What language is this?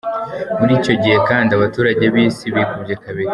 Kinyarwanda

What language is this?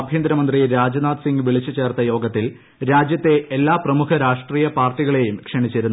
Malayalam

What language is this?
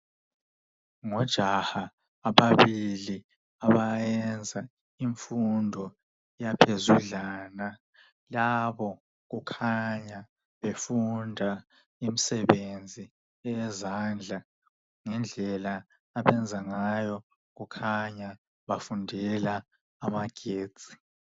North Ndebele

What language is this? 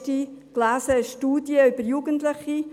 Swiss German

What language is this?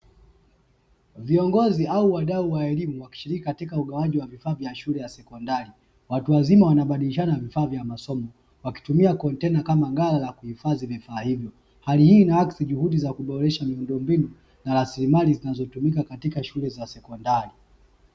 Swahili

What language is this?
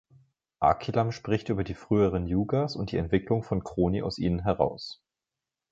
German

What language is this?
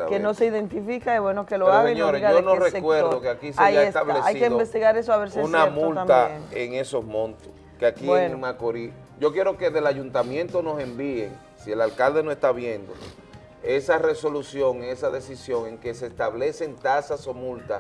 Spanish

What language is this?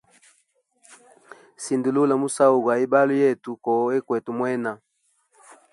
Hemba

